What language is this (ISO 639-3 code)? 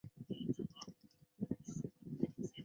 zho